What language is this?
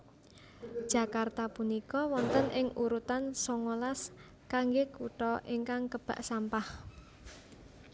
Javanese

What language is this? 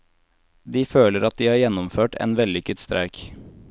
Norwegian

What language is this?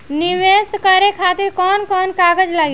Bhojpuri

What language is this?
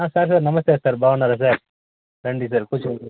Telugu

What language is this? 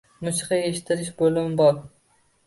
Uzbek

